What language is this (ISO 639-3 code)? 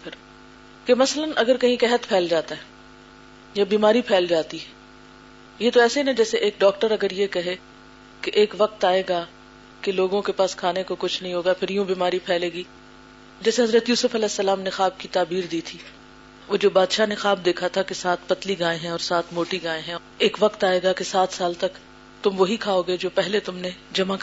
urd